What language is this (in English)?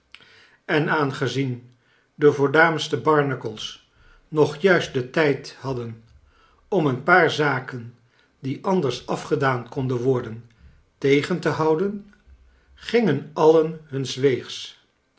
Dutch